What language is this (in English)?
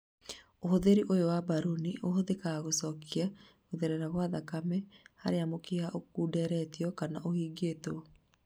Kikuyu